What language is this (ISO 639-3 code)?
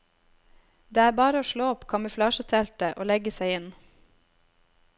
nor